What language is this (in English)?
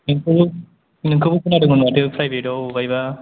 Bodo